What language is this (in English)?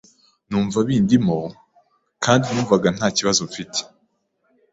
Kinyarwanda